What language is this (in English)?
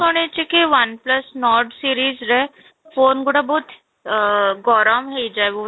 Odia